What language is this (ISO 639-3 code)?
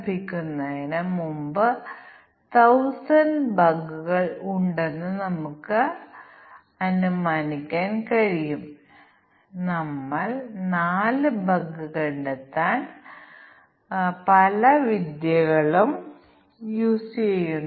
mal